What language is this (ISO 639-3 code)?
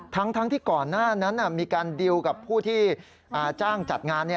tha